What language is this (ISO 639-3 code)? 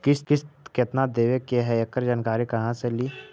mag